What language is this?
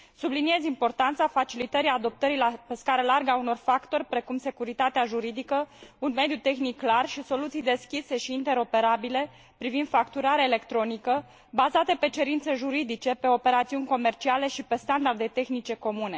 Romanian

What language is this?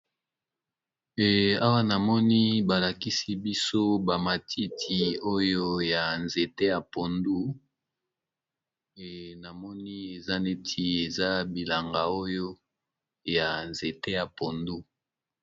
Lingala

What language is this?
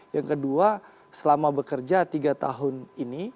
Indonesian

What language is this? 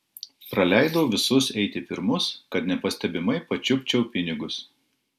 Lithuanian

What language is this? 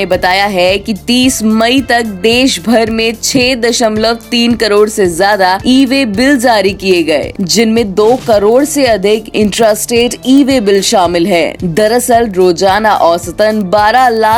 Hindi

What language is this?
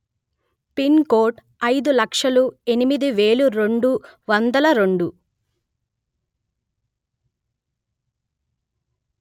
Telugu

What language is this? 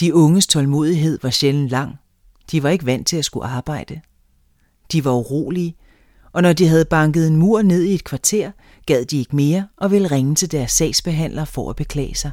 Danish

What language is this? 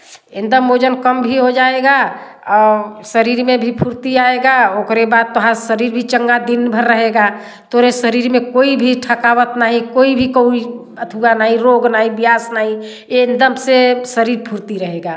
Hindi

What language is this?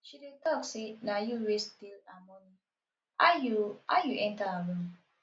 Nigerian Pidgin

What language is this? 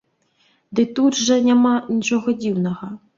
Belarusian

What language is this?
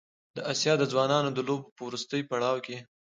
Pashto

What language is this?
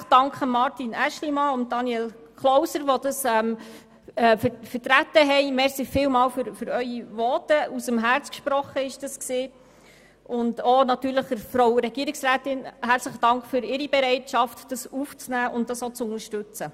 Swiss German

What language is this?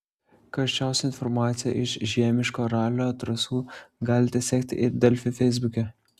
Lithuanian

